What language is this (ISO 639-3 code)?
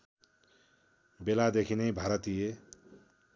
nep